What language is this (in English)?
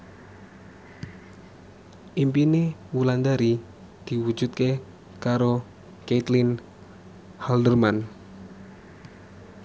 Javanese